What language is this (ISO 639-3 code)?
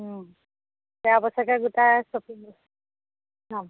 asm